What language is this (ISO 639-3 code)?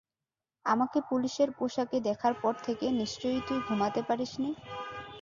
ben